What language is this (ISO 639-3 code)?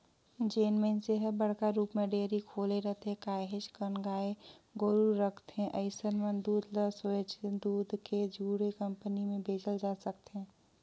hne